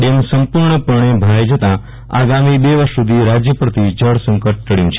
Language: Gujarati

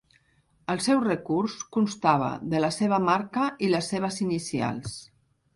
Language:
Catalan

